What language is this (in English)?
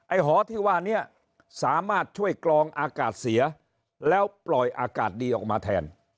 Thai